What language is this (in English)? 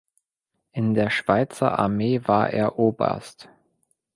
German